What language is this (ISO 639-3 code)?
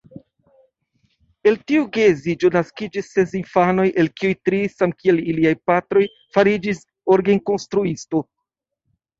epo